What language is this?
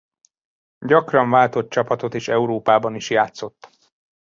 Hungarian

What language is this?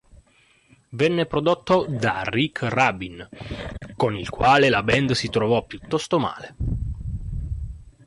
Italian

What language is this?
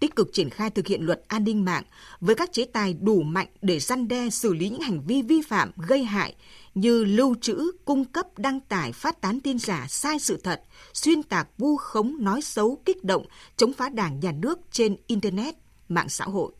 Vietnamese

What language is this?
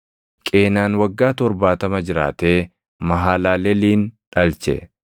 Oromo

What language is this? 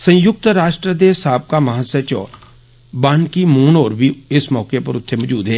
Dogri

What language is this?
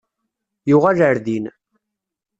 Kabyle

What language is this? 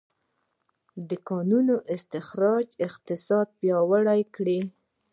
Pashto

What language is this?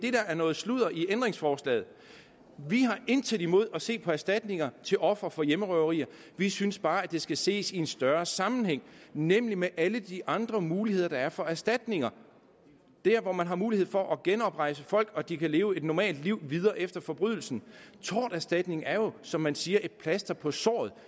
Danish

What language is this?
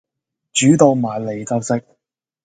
Cantonese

